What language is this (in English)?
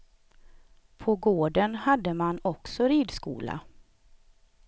Swedish